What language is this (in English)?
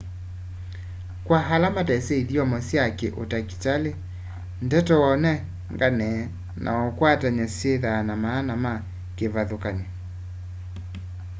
Kamba